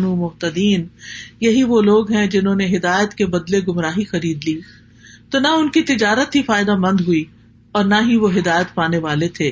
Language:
Urdu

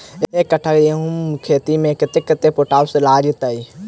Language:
Maithili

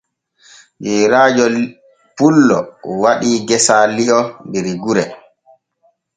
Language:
Borgu Fulfulde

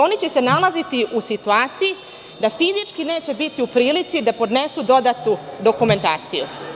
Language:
Serbian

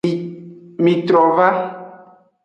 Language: Aja (Benin)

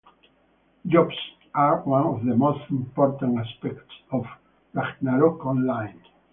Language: English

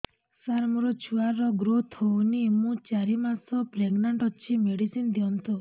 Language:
Odia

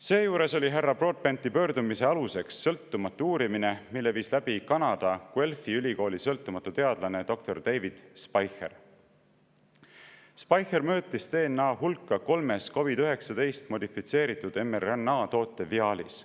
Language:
Estonian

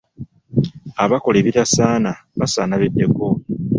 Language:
Ganda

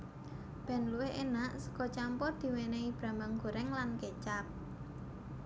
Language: Javanese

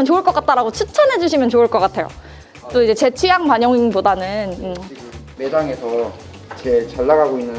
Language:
Korean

